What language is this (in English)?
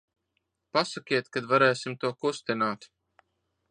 Latvian